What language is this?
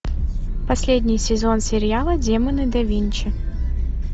Russian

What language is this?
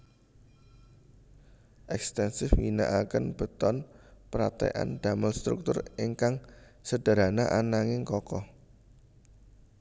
Javanese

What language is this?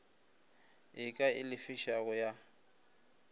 Northern Sotho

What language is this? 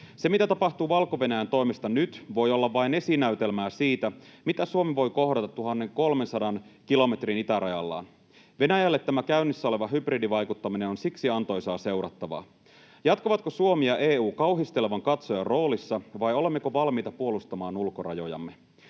Finnish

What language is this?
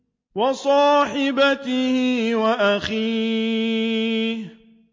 Arabic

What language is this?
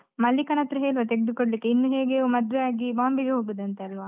Kannada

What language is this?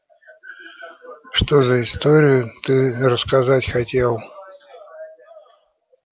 Russian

